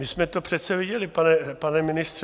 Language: Czech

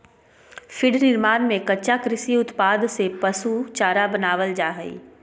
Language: Magahi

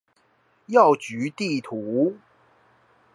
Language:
Chinese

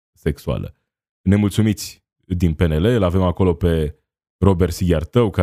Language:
Romanian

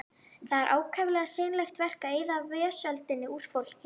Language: Icelandic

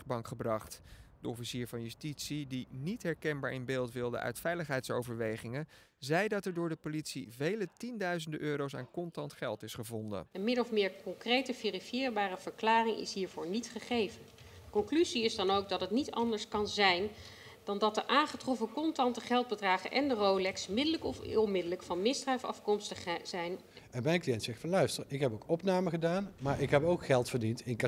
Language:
Dutch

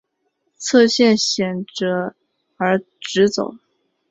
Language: Chinese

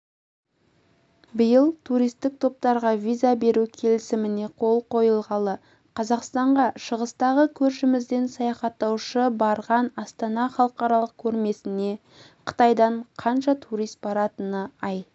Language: Kazakh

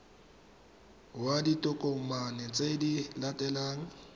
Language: Tswana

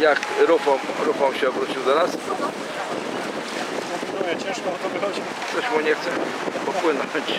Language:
Polish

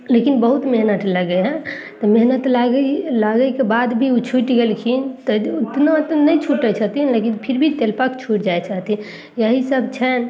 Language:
Maithili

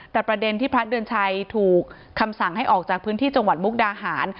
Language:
Thai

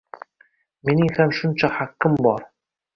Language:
Uzbek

